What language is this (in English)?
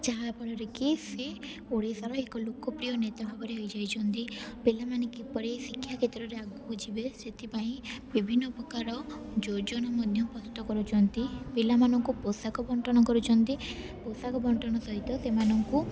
Odia